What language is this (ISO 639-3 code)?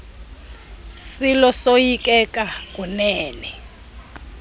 xho